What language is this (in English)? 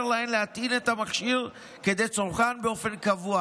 Hebrew